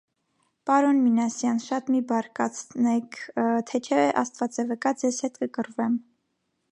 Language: Armenian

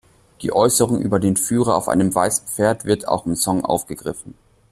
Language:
German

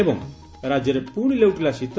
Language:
Odia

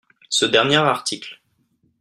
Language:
French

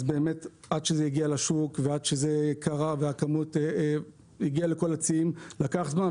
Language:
Hebrew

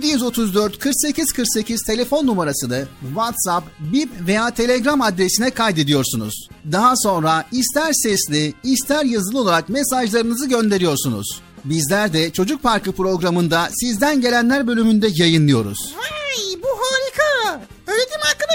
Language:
Turkish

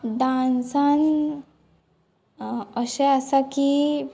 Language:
Konkani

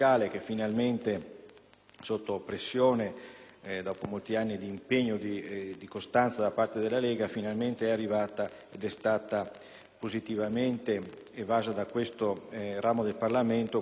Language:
Italian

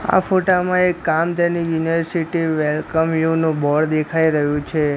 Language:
Gujarati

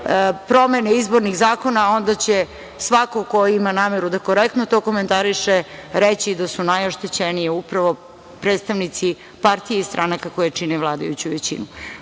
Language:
Serbian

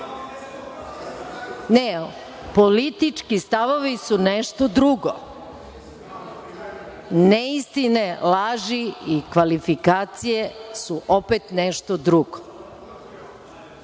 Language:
Serbian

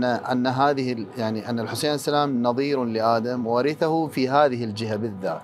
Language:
Arabic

